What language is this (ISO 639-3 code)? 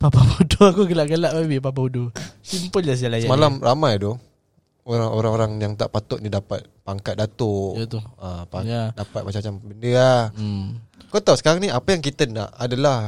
msa